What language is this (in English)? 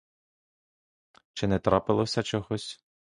Ukrainian